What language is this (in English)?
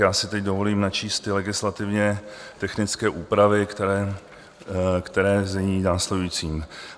Czech